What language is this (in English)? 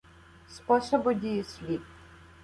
Ukrainian